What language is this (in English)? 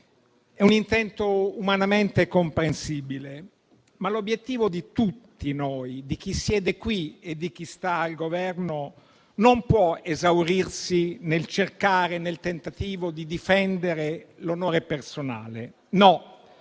Italian